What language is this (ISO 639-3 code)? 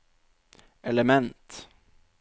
nor